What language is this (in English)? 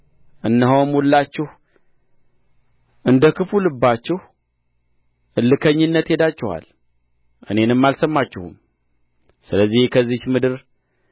Amharic